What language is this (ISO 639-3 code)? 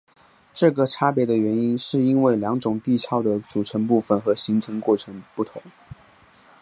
zho